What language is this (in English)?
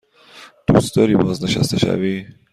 Persian